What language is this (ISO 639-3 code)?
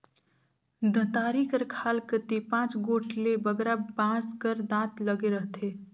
hne